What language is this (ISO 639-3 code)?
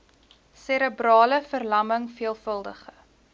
afr